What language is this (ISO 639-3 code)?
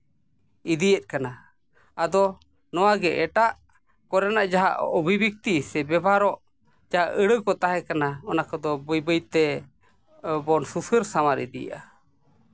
sat